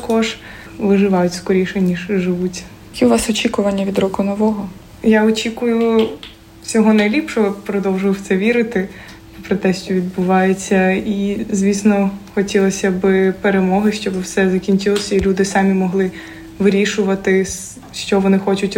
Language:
Ukrainian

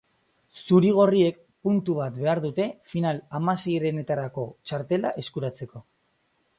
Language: Basque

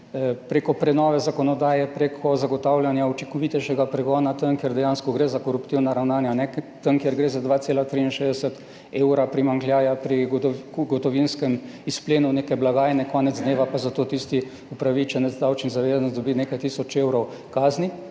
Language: Slovenian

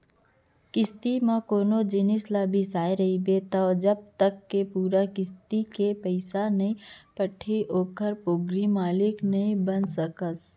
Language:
Chhattisgarhi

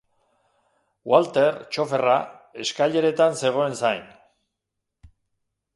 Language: Basque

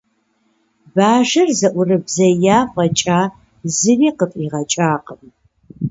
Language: Kabardian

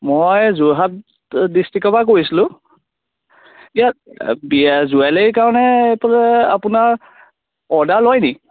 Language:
Assamese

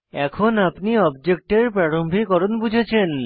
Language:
Bangla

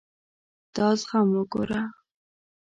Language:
Pashto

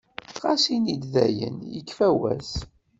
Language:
Kabyle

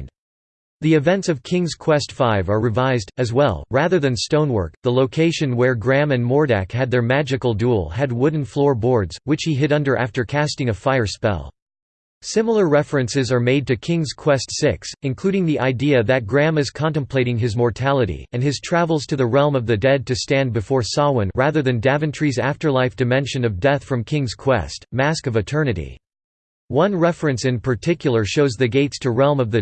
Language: English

